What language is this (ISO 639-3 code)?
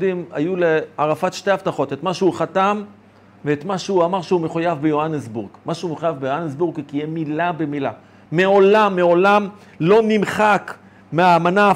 heb